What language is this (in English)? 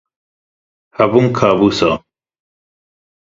Kurdish